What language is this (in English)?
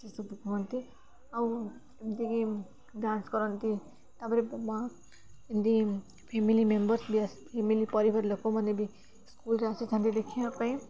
Odia